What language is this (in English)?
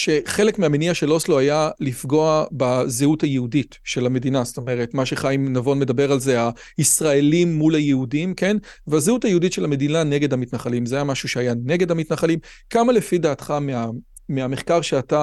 Hebrew